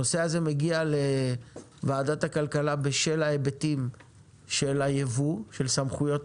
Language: Hebrew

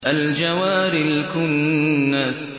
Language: Arabic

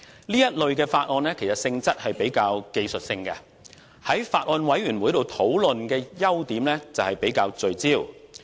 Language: Cantonese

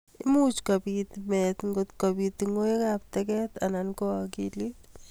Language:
Kalenjin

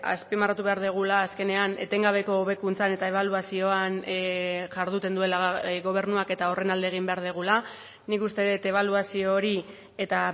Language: Basque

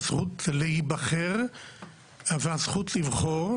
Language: Hebrew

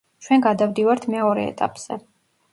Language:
Georgian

